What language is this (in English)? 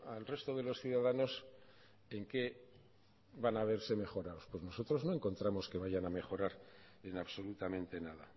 Spanish